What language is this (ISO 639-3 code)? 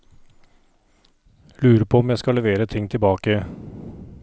nor